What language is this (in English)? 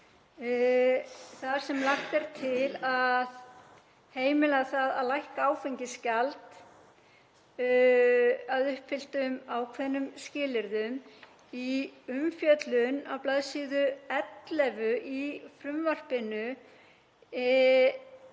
Icelandic